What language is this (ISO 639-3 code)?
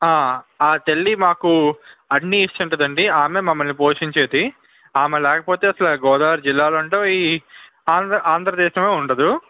tel